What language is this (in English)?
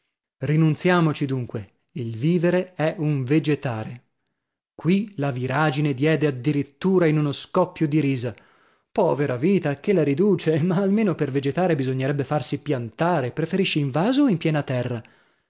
Italian